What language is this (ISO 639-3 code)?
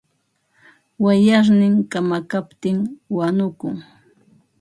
qva